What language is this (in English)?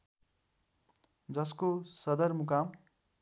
Nepali